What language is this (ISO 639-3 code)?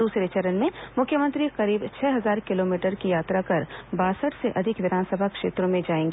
hin